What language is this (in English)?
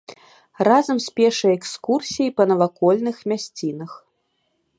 Belarusian